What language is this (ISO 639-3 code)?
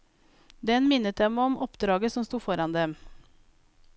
nor